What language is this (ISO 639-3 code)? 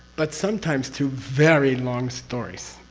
eng